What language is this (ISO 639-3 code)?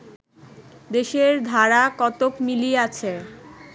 ben